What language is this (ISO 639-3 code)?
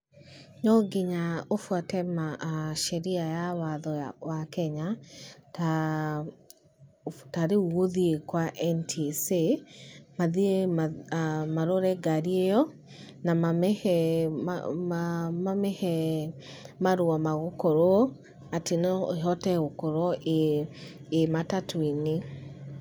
kik